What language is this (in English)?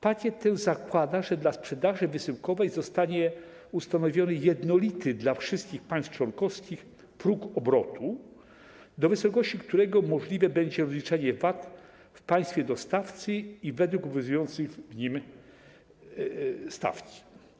Polish